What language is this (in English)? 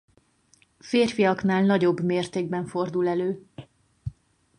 Hungarian